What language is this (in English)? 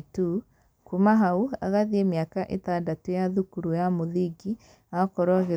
Kikuyu